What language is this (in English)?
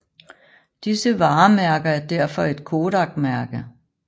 Danish